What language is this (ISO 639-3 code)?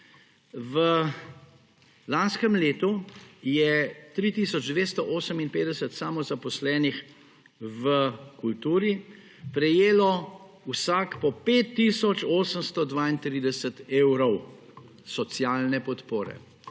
slv